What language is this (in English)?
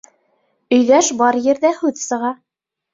Bashkir